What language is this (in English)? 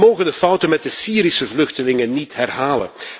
Dutch